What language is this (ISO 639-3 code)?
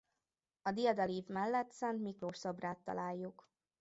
hun